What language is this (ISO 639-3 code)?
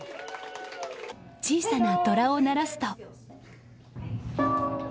jpn